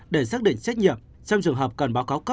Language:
Vietnamese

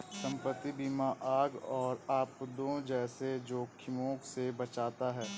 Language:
Hindi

